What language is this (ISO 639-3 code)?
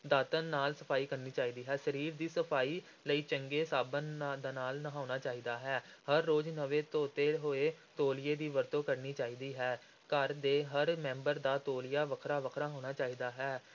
pan